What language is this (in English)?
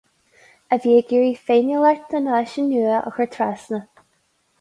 Irish